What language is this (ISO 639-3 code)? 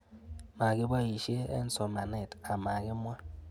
kln